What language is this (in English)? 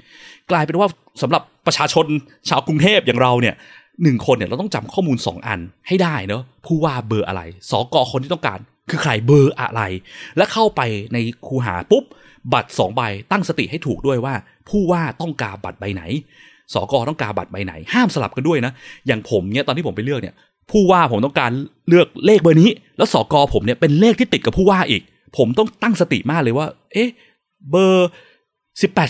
Thai